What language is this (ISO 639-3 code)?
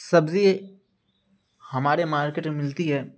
urd